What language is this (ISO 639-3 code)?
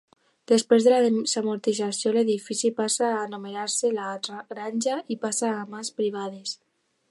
cat